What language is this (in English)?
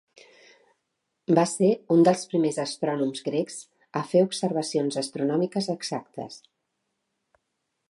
Catalan